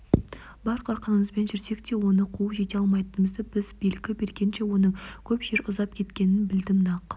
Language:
Kazakh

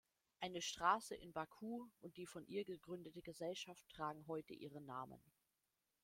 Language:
German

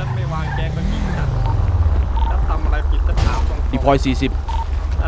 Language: Thai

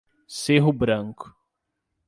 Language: Portuguese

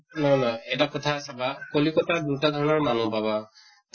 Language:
Assamese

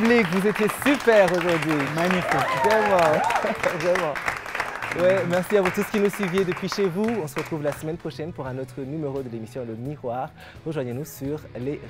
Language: French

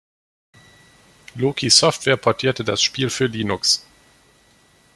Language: German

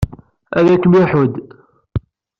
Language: Kabyle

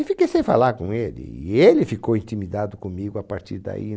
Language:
Portuguese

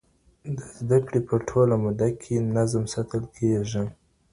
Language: Pashto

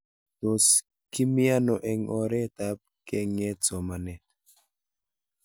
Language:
Kalenjin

